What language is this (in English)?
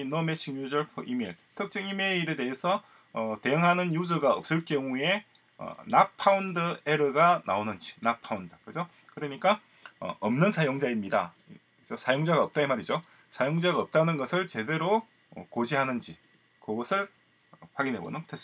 Korean